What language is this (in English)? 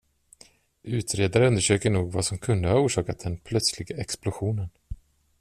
Swedish